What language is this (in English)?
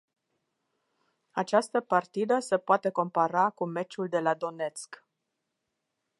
Romanian